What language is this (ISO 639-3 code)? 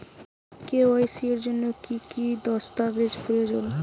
ben